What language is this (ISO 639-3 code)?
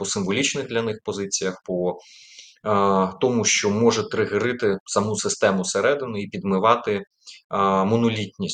ukr